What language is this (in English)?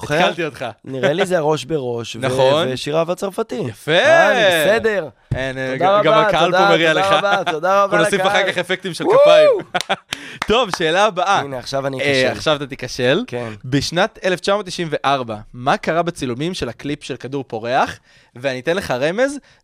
Hebrew